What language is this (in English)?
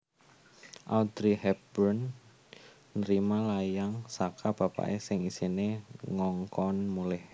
Javanese